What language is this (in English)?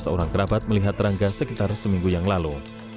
Indonesian